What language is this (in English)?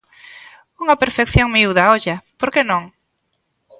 Galician